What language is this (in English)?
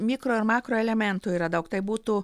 Lithuanian